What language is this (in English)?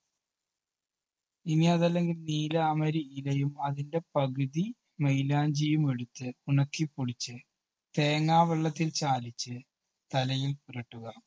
Malayalam